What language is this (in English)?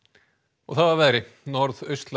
Icelandic